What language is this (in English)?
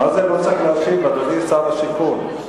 Hebrew